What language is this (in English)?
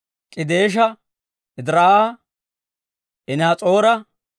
Dawro